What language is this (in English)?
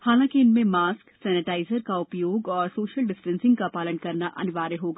Hindi